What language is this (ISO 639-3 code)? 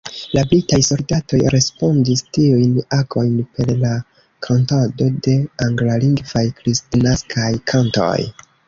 epo